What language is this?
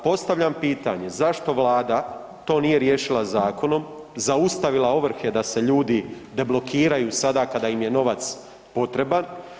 Croatian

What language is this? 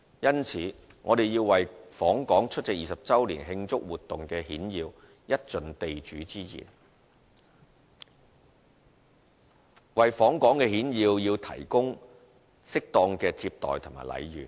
Cantonese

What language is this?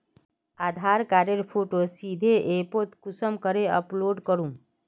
Magahi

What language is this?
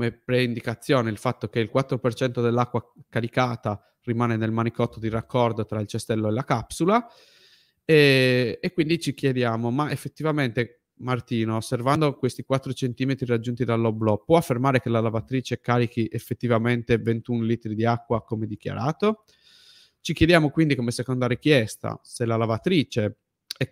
Italian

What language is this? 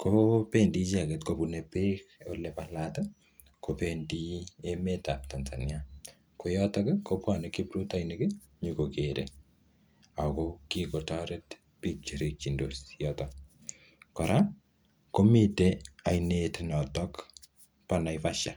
Kalenjin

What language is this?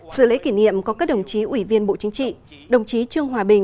Vietnamese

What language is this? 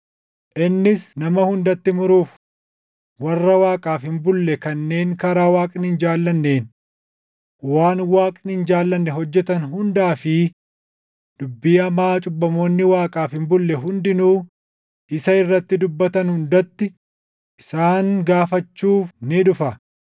Oromo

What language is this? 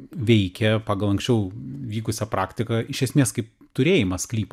Lithuanian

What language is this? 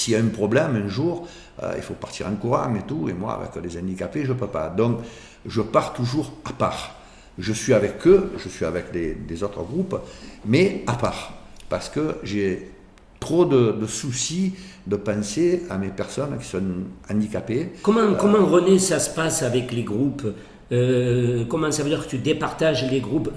French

